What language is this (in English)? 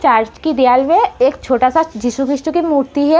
Hindi